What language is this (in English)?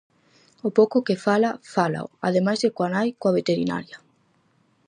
Galician